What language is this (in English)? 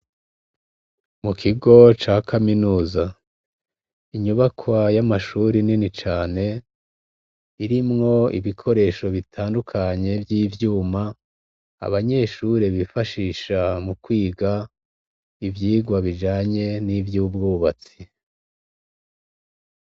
Rundi